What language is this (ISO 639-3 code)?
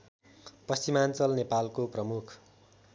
nep